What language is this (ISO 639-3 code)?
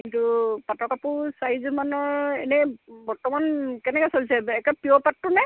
asm